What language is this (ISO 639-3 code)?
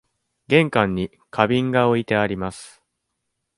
jpn